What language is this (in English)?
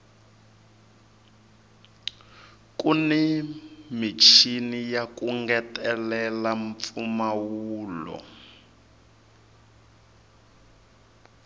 Tsonga